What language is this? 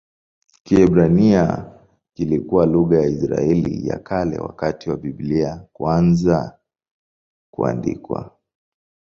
Swahili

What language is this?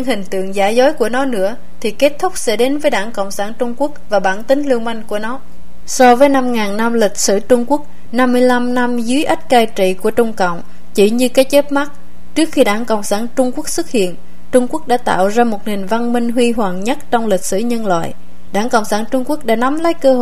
Vietnamese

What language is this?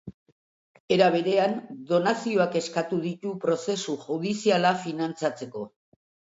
Basque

